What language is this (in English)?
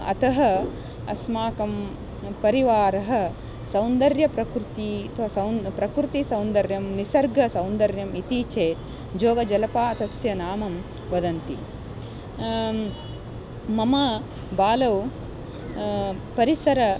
Sanskrit